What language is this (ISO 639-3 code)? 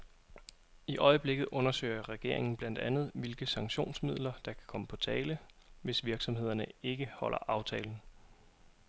dan